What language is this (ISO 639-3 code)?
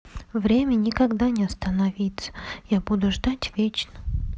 rus